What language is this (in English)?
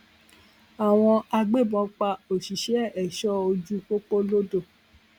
Yoruba